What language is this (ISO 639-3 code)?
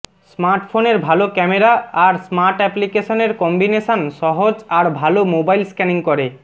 ben